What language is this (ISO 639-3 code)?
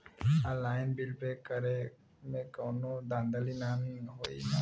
bho